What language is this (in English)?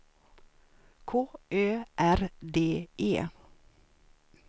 Swedish